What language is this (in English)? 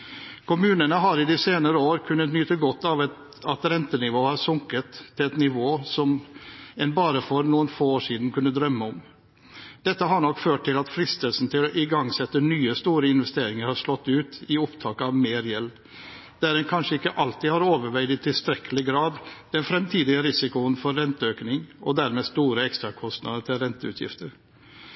Norwegian Bokmål